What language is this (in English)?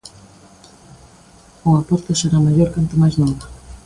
Galician